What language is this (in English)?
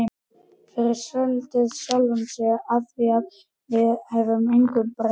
Icelandic